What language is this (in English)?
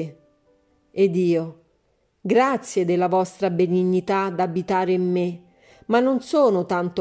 Italian